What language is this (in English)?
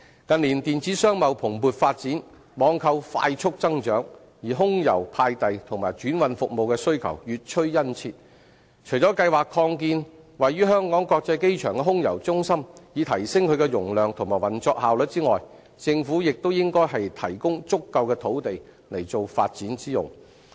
Cantonese